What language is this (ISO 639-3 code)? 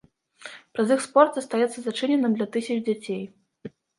bel